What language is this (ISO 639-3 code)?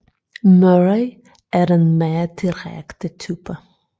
dan